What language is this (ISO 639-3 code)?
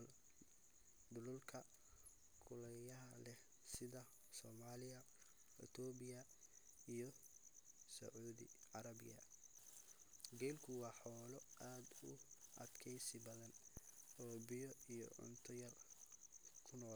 som